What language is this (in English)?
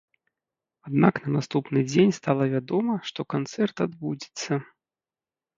Belarusian